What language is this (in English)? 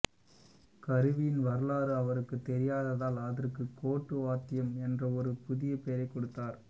Tamil